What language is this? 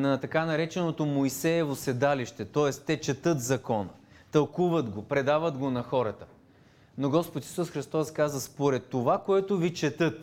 Bulgarian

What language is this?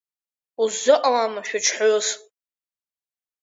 Abkhazian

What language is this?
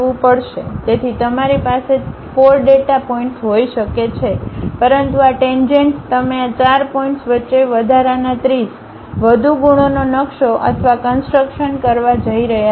Gujarati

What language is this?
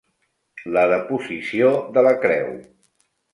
Catalan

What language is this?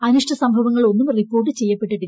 Malayalam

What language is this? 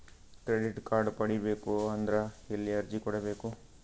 Kannada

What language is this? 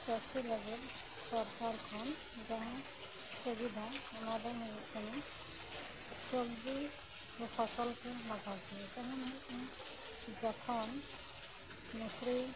Santali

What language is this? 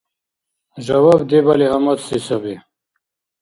Dargwa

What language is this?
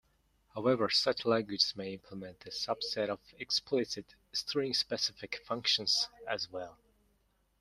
English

